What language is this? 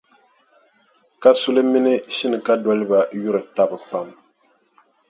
Dagbani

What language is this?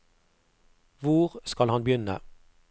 Norwegian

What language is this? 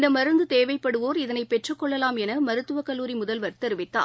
Tamil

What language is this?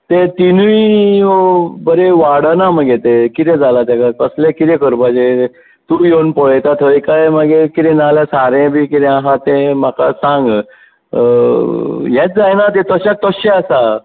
Konkani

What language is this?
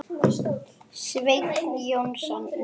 Icelandic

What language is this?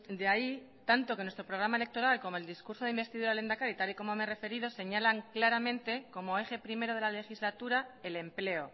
Spanish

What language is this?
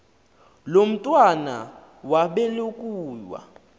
Xhosa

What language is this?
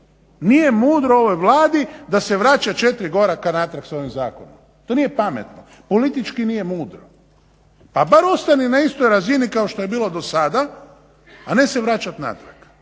Croatian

